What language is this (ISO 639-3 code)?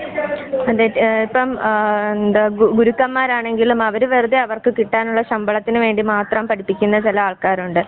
mal